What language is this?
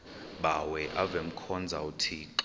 Xhosa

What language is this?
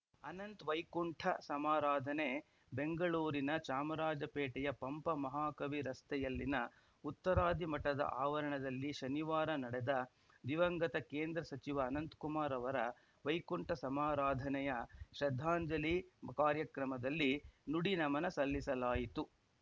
Kannada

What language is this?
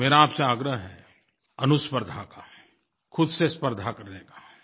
Hindi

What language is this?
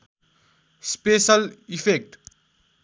Nepali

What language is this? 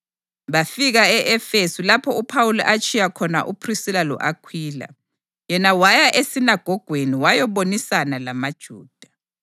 North Ndebele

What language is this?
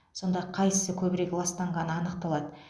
Kazakh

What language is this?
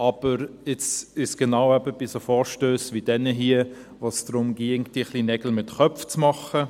Swiss German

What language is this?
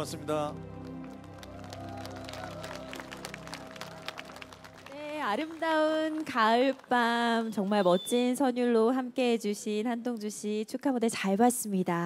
Korean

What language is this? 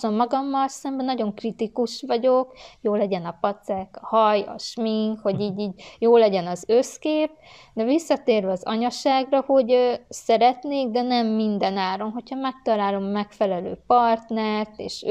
Hungarian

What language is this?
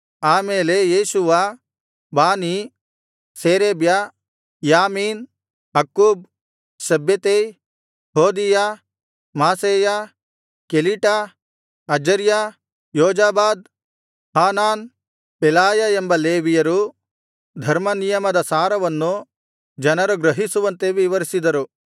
Kannada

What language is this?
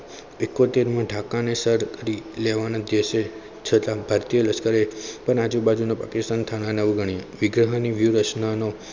Gujarati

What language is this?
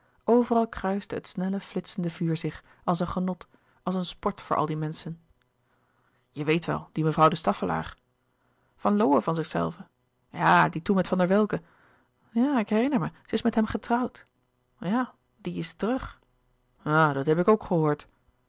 Dutch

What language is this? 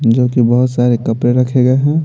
Hindi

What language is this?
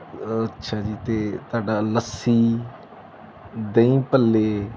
Punjabi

